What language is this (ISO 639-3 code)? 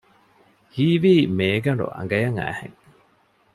div